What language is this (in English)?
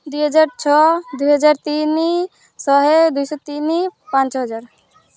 Odia